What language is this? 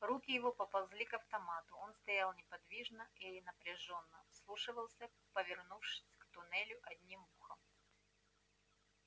Russian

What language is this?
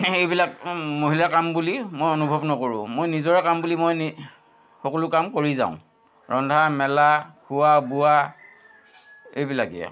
Assamese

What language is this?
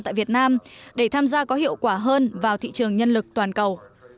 Vietnamese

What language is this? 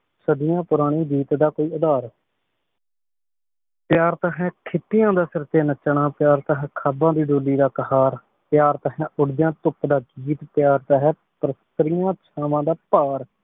Punjabi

